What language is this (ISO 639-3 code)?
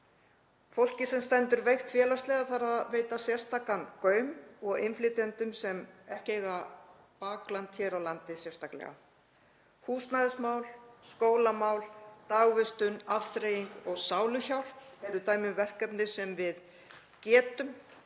isl